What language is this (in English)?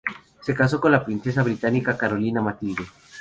Spanish